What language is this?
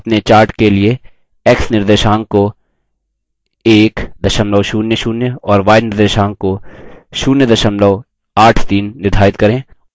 Hindi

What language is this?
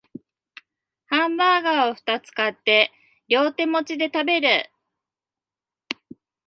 Japanese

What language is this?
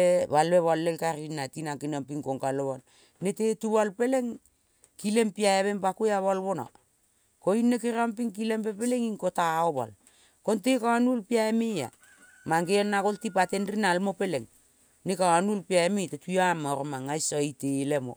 Kol (Papua New Guinea)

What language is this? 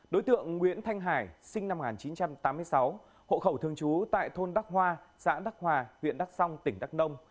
Vietnamese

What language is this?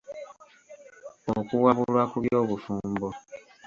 Ganda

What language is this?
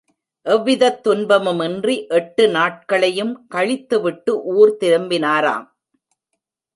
Tamil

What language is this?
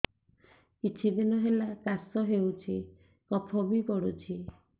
Odia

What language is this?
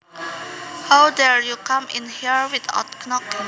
Javanese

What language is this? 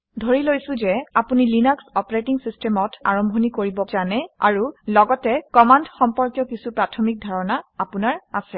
Assamese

